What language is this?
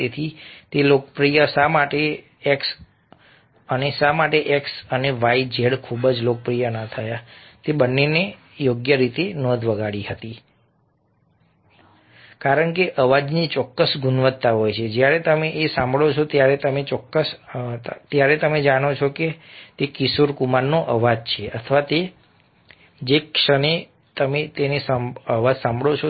Gujarati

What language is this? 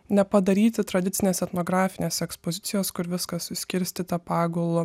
Lithuanian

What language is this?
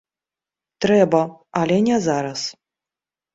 Belarusian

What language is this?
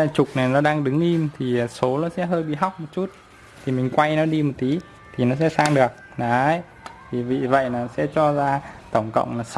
Vietnamese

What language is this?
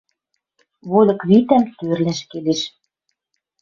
Western Mari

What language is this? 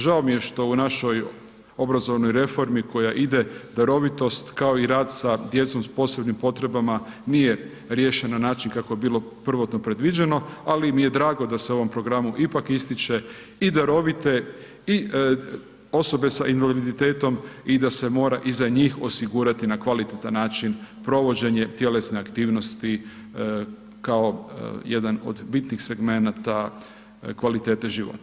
Croatian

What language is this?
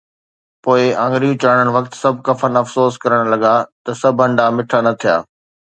Sindhi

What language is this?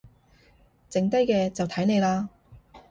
Cantonese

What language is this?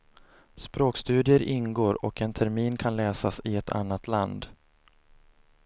Swedish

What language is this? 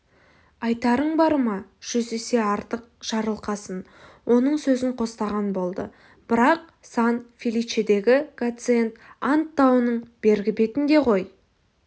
Kazakh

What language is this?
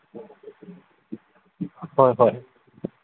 Manipuri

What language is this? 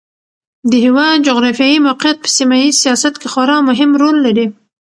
Pashto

